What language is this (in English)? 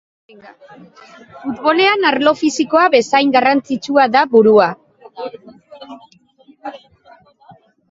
Basque